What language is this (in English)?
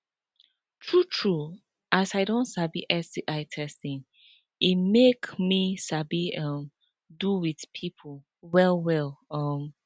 Nigerian Pidgin